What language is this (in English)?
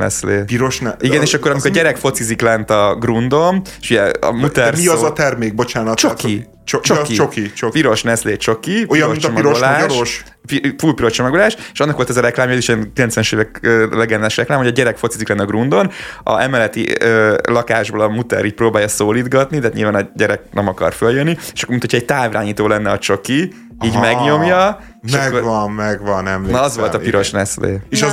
Hungarian